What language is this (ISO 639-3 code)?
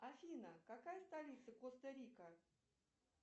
rus